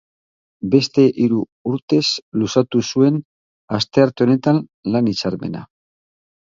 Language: Basque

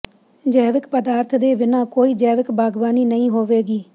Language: Punjabi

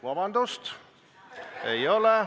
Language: Estonian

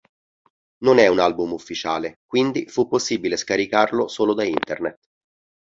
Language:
Italian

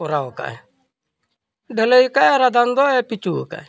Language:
Santali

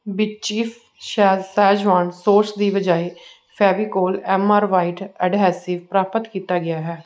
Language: Punjabi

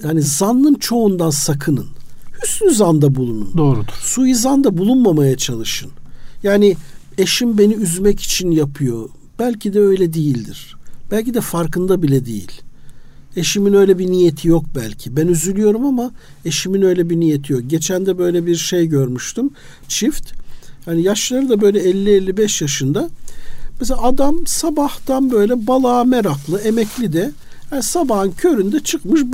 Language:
Turkish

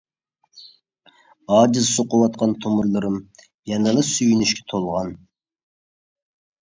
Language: Uyghur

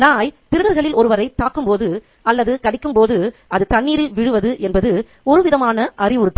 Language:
Tamil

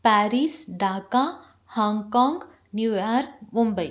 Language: Kannada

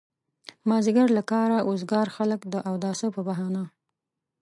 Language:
Pashto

